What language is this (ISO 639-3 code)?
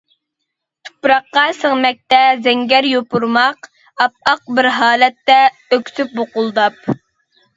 uig